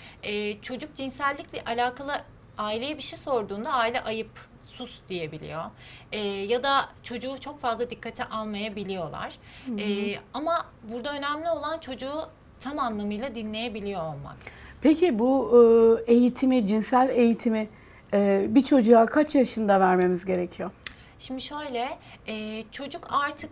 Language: Turkish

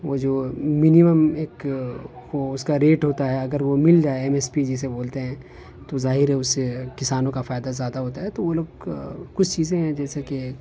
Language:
Urdu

